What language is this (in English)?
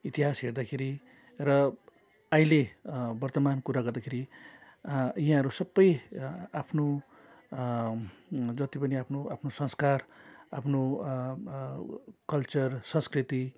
Nepali